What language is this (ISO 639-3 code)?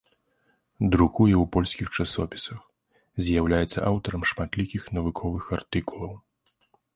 bel